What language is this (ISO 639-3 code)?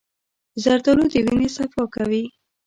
pus